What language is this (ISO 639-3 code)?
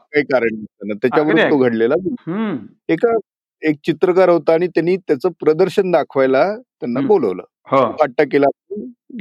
mar